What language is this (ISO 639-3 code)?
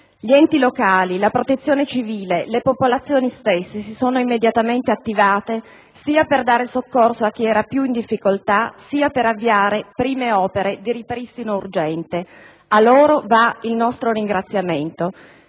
ita